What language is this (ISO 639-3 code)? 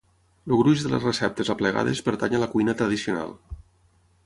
cat